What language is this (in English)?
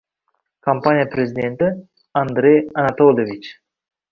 Uzbek